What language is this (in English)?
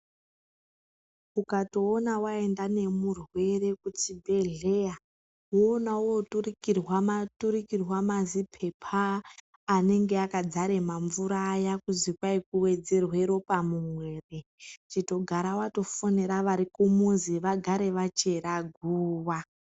Ndau